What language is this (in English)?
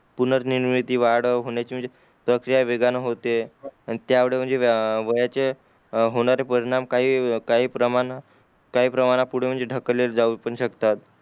Marathi